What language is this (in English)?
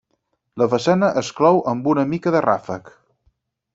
Catalan